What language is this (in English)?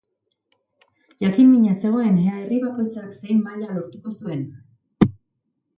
Basque